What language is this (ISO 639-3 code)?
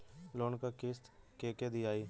bho